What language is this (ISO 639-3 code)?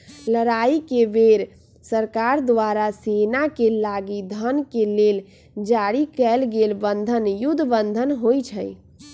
mag